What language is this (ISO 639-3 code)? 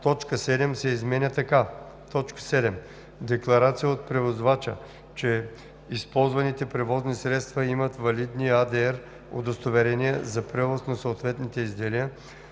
bul